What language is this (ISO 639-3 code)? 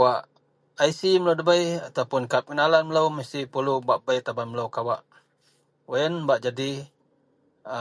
mel